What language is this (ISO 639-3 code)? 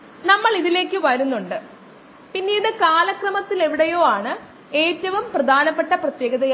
mal